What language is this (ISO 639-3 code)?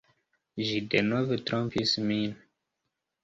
epo